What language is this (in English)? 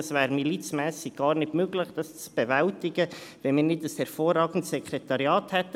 Swiss German